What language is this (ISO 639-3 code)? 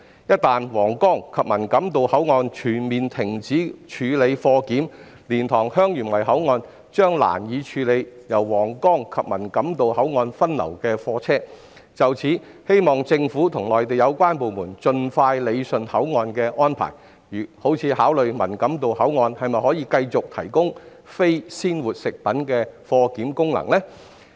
yue